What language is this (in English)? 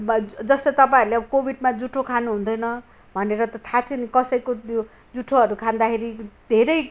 Nepali